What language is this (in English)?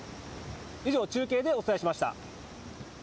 Japanese